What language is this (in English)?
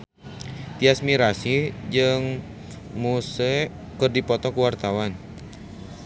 Sundanese